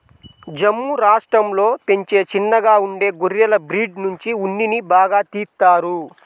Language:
Telugu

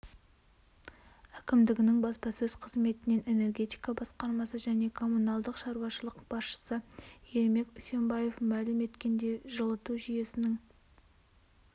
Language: Kazakh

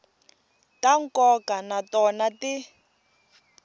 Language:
Tsonga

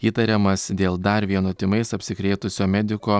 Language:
Lithuanian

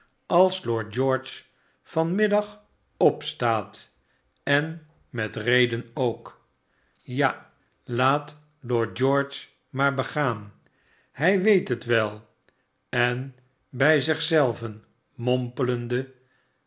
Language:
Dutch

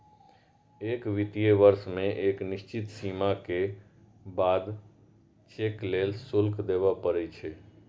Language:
Maithili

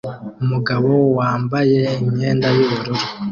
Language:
Kinyarwanda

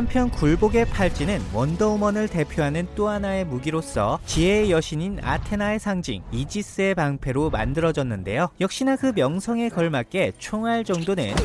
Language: Korean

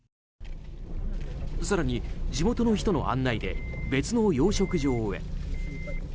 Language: Japanese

